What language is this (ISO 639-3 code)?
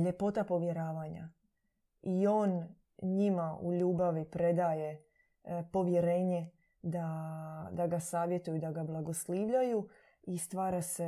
hrv